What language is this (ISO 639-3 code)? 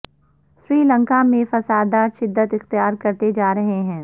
urd